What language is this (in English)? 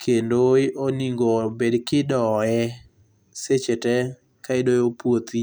Luo (Kenya and Tanzania)